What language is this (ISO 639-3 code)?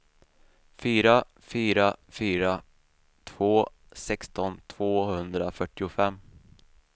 swe